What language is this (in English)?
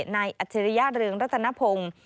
Thai